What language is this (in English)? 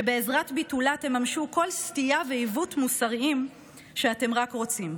Hebrew